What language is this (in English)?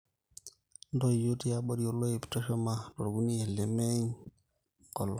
Masai